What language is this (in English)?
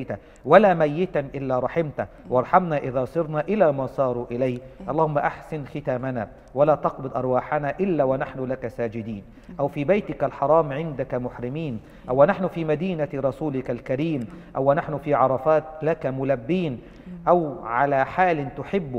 Arabic